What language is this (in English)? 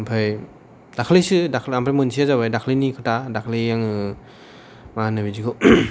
Bodo